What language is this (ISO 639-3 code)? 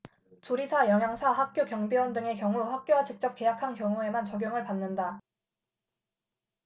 kor